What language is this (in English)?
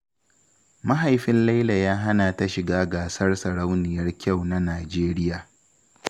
Hausa